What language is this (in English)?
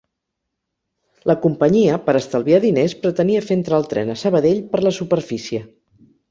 Catalan